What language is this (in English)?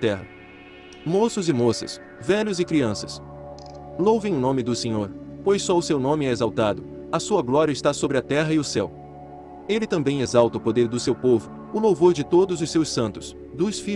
Portuguese